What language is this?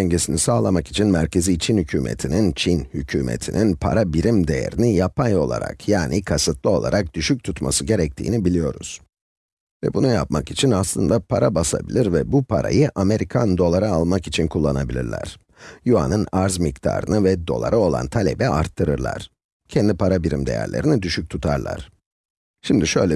Turkish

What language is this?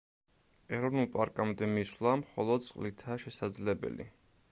Georgian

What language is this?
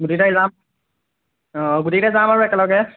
Assamese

